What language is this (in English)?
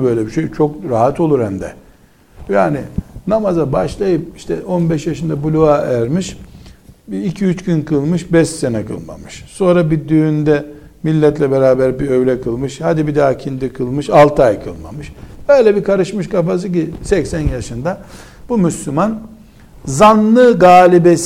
Turkish